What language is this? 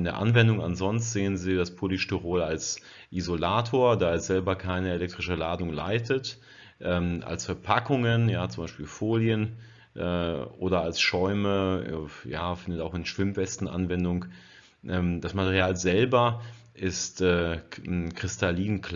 German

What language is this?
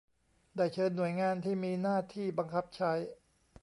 Thai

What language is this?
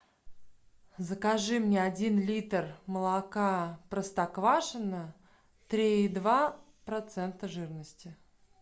Russian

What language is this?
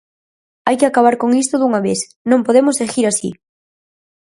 Galician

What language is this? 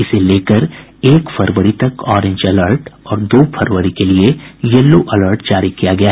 Hindi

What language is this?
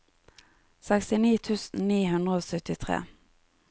Norwegian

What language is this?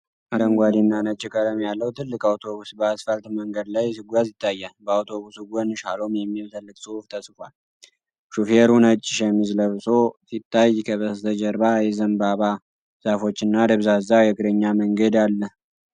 Amharic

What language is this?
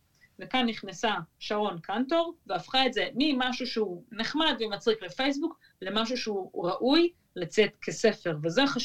Hebrew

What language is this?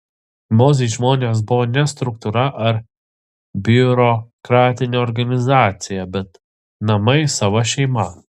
Lithuanian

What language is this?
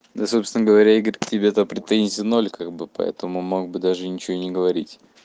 Russian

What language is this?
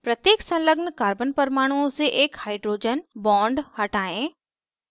Hindi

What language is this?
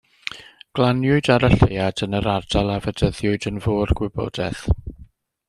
Welsh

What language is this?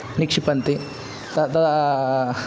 Sanskrit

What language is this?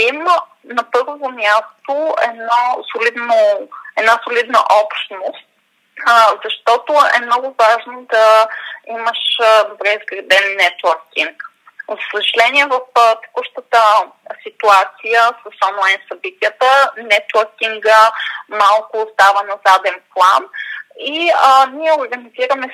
Bulgarian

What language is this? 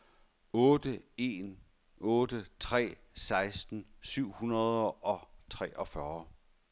Danish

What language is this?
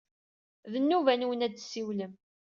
Kabyle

